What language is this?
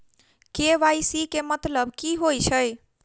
Maithili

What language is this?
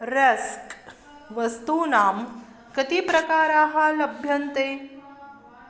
Sanskrit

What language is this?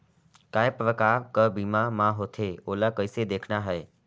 Chhattisgarhi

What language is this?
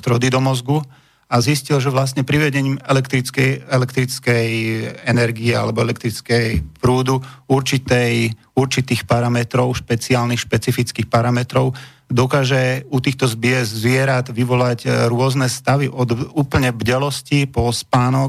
Slovak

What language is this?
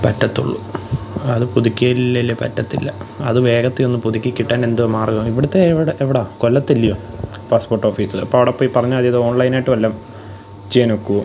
Malayalam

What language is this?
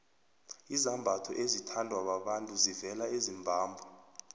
South Ndebele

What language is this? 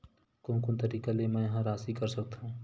Chhattisgarhi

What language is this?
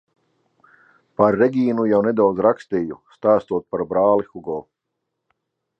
Latvian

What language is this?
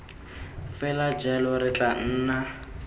Tswana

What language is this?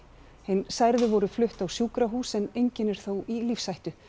Icelandic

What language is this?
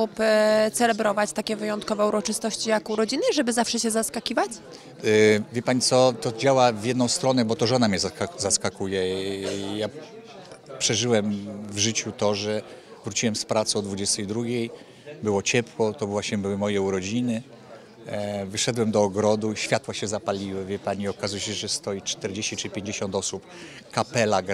Polish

